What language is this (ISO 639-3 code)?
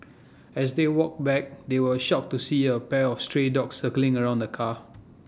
eng